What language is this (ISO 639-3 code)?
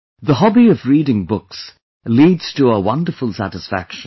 eng